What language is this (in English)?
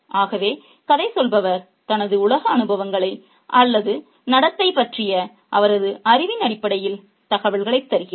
Tamil